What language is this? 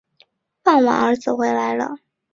Chinese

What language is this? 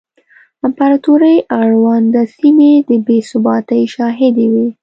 Pashto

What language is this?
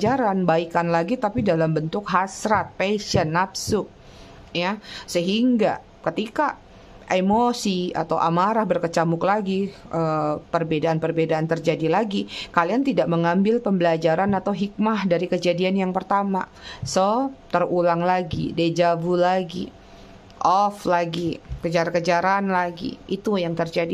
Indonesian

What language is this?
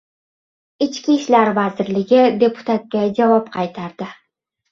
Uzbek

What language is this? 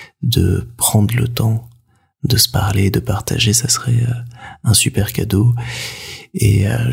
French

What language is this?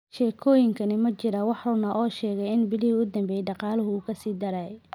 Somali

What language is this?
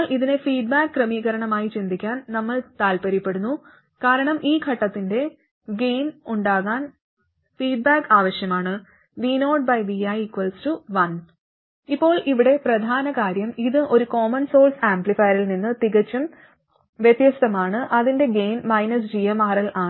Malayalam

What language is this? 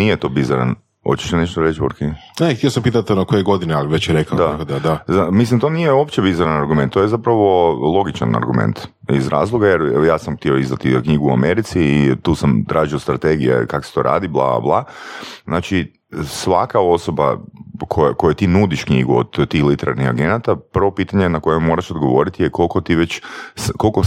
Croatian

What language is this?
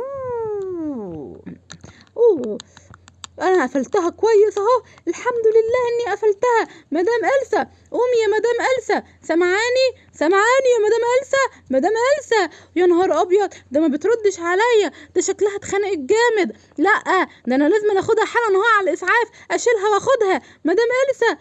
Arabic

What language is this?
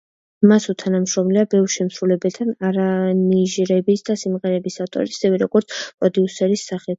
Georgian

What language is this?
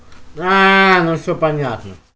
Russian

